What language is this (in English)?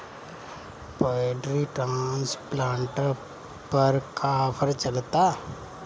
Bhojpuri